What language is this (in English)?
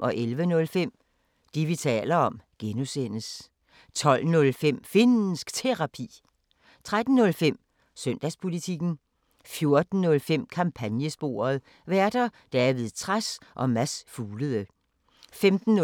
Danish